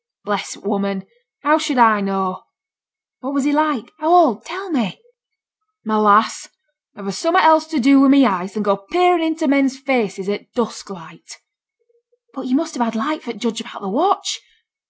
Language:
English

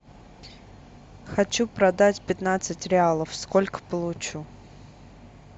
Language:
Russian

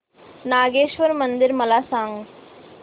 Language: Marathi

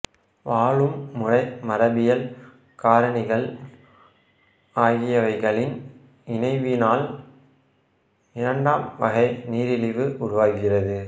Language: Tamil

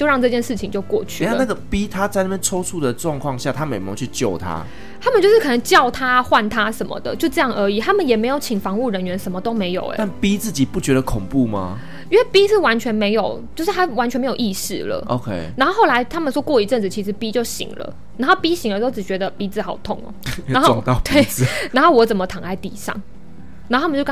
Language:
Chinese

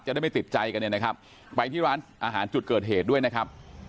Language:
Thai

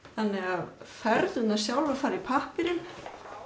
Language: Icelandic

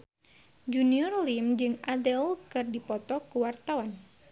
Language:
Sundanese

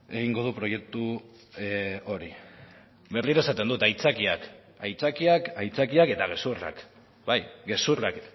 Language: Basque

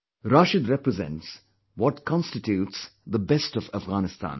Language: English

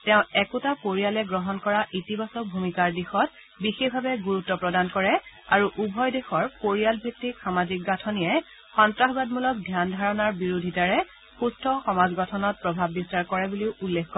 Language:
Assamese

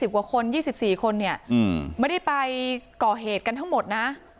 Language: Thai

